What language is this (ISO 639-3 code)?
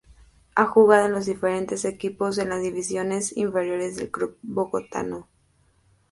spa